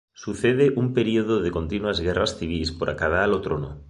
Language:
Galician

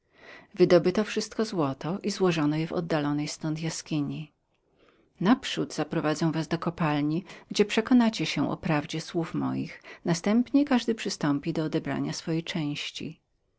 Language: Polish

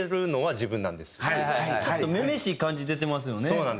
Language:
Japanese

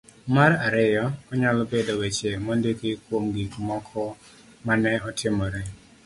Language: Luo (Kenya and Tanzania)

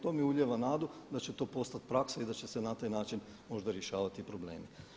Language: Croatian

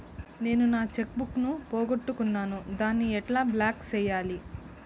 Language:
Telugu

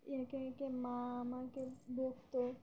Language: Bangla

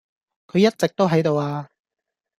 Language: Cantonese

